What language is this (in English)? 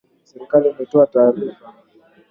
Swahili